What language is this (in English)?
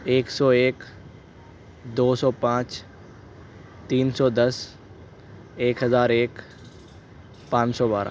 Urdu